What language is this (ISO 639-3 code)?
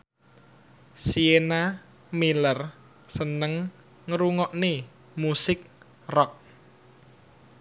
jav